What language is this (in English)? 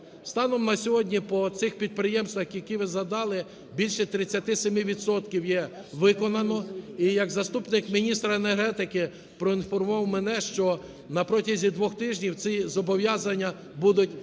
Ukrainian